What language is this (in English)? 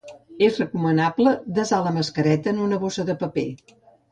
Catalan